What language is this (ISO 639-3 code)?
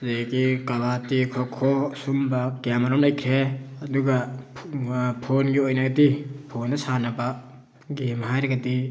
mni